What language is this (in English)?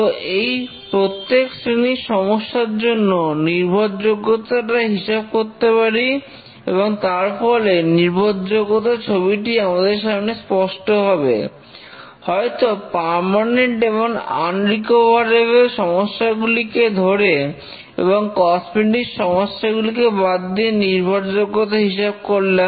Bangla